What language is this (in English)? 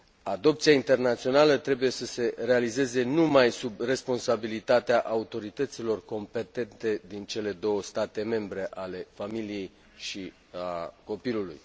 Romanian